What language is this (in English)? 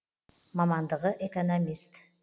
Kazakh